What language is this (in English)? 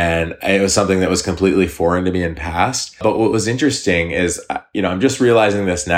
English